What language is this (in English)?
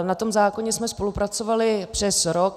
Czech